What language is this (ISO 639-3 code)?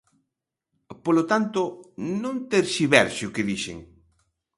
glg